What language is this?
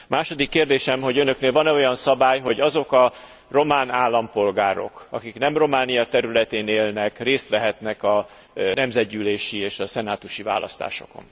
Hungarian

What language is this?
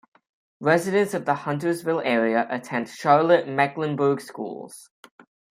English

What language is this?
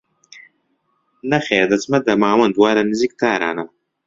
Central Kurdish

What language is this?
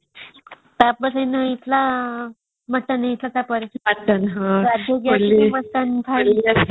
Odia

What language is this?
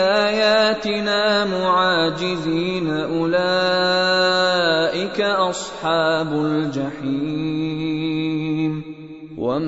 Arabic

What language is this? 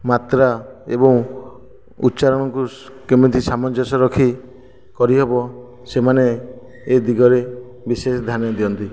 Odia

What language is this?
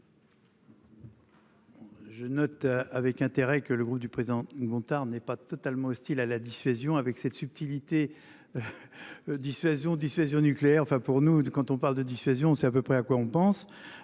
French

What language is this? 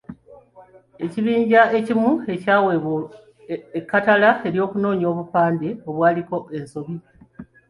Ganda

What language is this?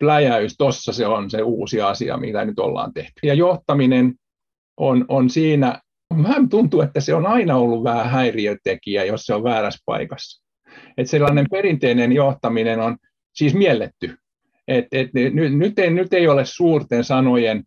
Finnish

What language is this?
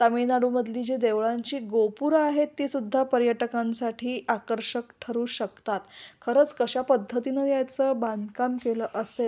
Marathi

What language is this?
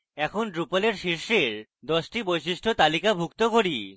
Bangla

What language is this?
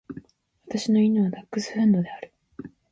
Japanese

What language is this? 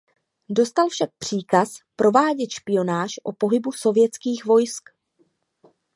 Czech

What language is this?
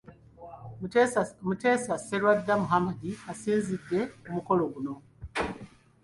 Ganda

